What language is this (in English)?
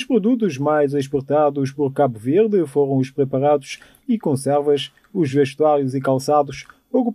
Portuguese